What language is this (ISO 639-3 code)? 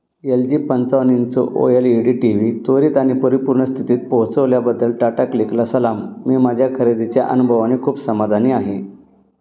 mar